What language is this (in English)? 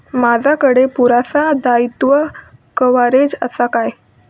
Marathi